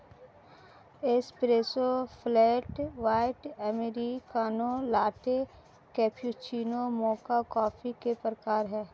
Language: Hindi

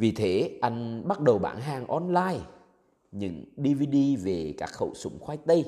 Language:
Vietnamese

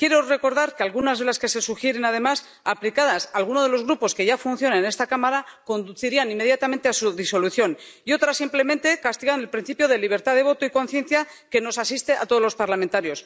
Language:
Spanish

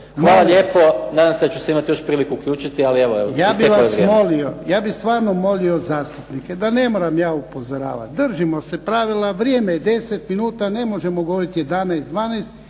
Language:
Croatian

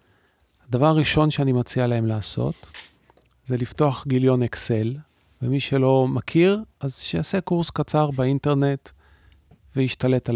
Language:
Hebrew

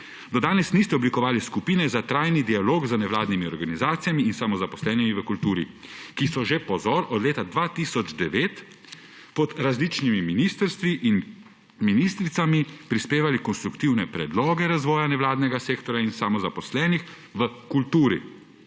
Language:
Slovenian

